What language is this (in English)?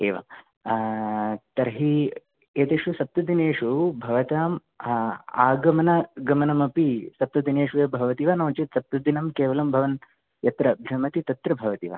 Sanskrit